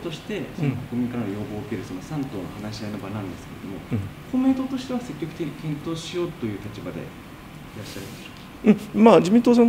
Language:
Japanese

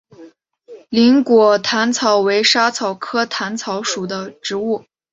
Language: Chinese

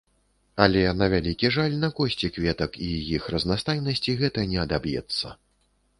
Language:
Belarusian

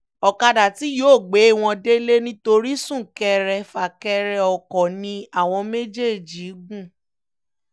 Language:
Yoruba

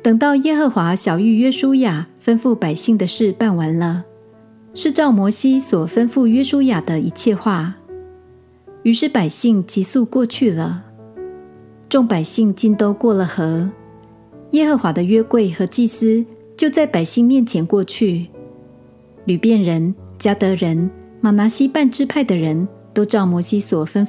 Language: Chinese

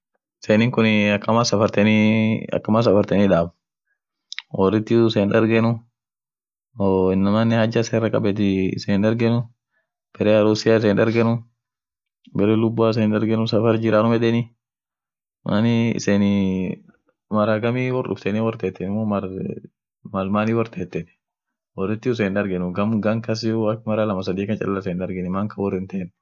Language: Orma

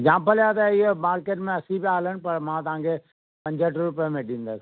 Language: Sindhi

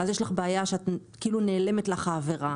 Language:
Hebrew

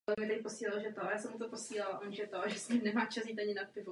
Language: Czech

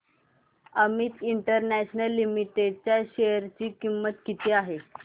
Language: Marathi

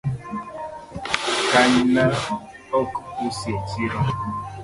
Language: Luo (Kenya and Tanzania)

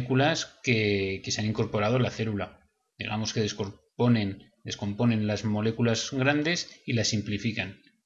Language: Spanish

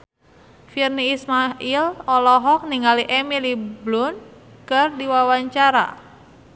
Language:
Sundanese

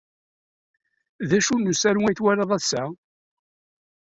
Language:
Kabyle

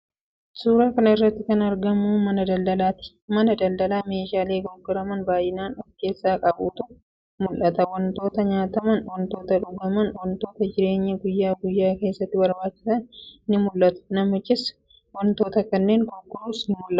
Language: Oromo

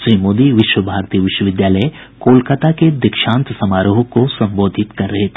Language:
Hindi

